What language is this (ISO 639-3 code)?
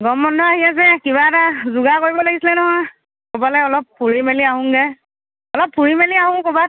asm